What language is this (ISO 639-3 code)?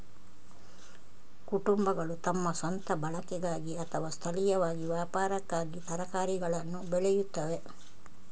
kan